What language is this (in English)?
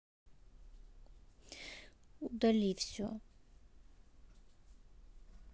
Russian